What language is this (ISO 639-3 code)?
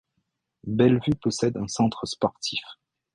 fra